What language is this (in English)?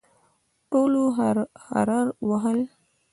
Pashto